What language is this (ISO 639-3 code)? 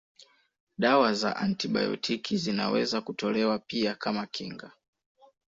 swa